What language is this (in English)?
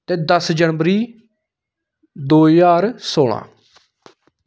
Dogri